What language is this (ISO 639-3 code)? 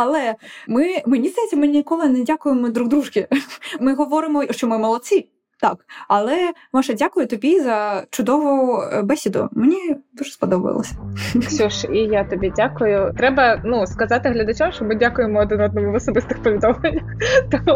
ukr